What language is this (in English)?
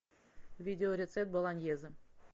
Russian